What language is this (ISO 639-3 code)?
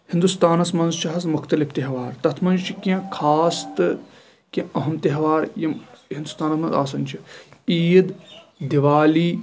kas